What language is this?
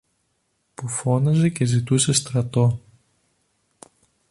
Greek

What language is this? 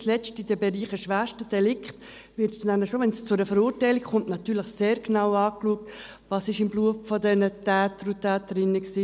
Swiss German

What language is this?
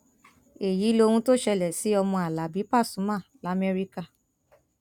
Yoruba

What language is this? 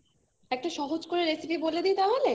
Bangla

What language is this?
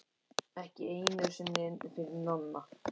Icelandic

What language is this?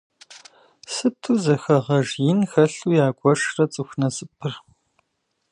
Kabardian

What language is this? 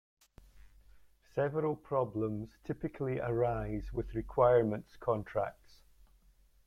English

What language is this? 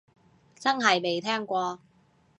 Cantonese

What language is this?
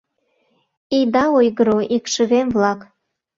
Mari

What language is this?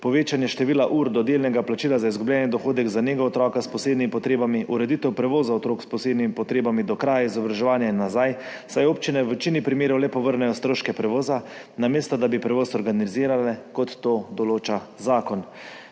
Slovenian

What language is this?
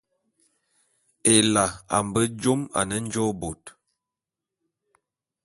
Bulu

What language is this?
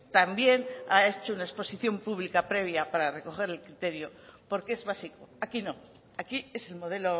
Spanish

